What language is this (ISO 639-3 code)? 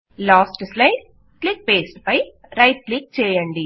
tel